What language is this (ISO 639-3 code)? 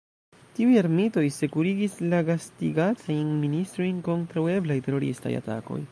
epo